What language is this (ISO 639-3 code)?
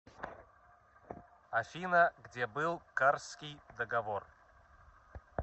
rus